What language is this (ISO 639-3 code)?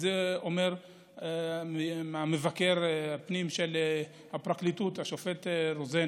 heb